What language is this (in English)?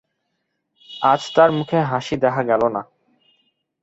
Bangla